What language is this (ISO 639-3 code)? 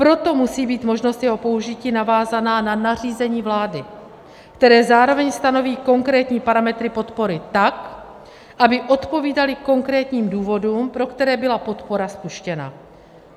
ces